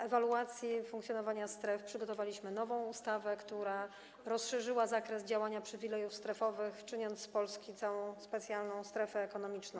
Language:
Polish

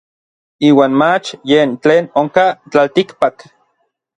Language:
Orizaba Nahuatl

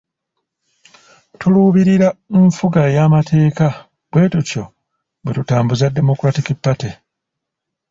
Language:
Ganda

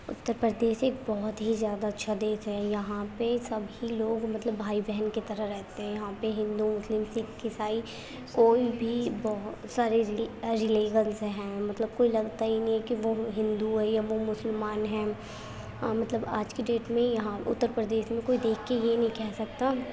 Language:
Urdu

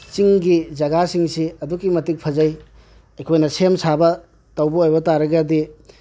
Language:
Manipuri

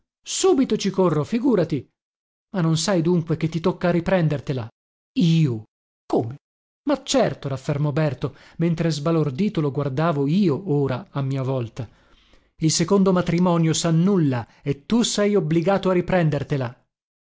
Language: Italian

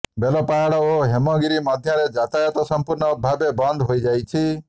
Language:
Odia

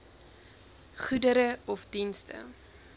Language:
Afrikaans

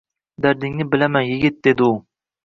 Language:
Uzbek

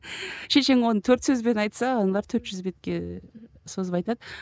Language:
Kazakh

